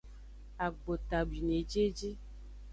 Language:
Aja (Benin)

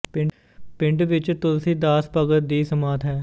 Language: Punjabi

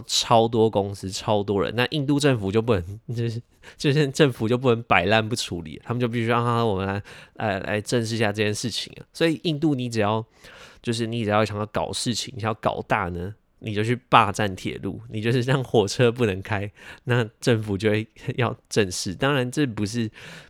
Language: Chinese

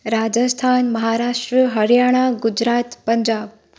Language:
Sindhi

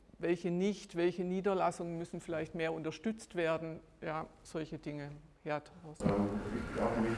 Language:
German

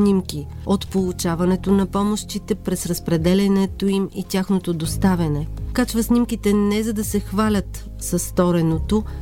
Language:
Bulgarian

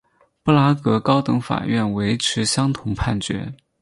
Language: Chinese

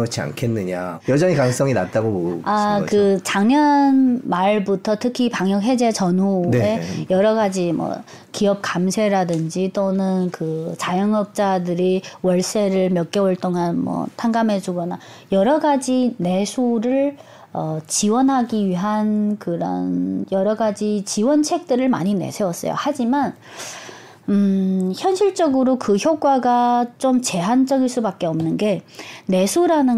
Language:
Korean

